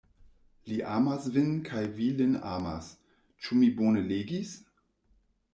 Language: Esperanto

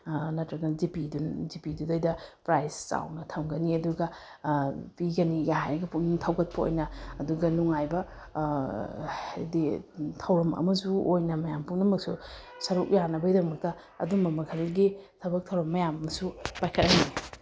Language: Manipuri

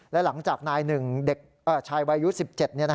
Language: Thai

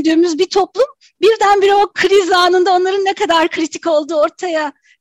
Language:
Turkish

